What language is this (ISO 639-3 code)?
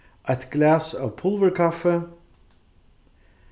fao